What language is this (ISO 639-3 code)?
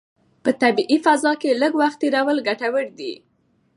pus